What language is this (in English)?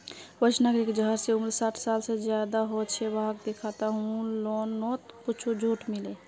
Magahi